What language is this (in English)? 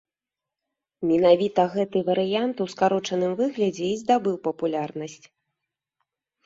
Belarusian